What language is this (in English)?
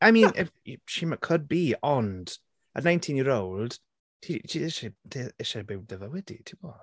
Welsh